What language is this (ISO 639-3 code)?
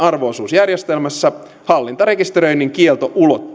fin